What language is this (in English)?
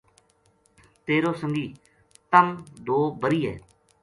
Gujari